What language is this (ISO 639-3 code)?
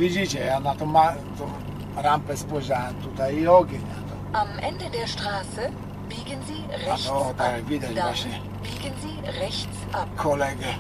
pol